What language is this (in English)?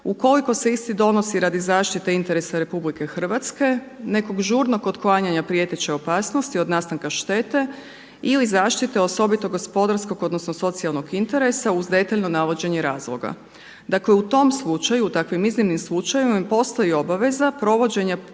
Croatian